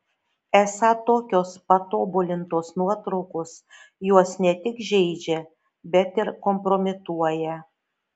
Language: Lithuanian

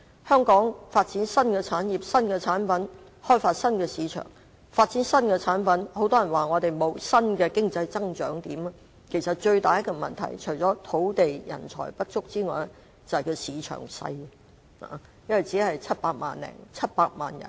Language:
Cantonese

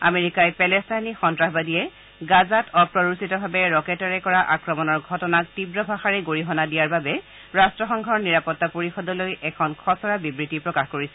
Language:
Assamese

